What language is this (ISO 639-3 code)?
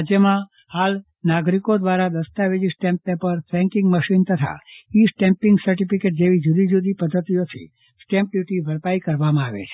guj